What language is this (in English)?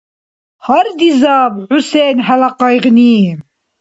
Dargwa